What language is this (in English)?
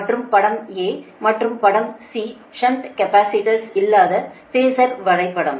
Tamil